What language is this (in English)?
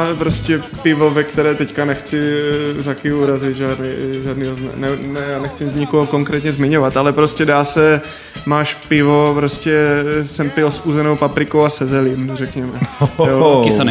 Czech